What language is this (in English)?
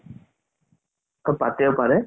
Assamese